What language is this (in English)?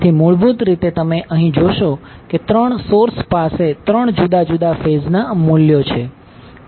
Gujarati